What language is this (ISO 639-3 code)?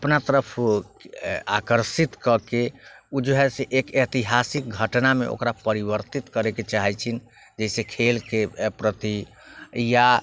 mai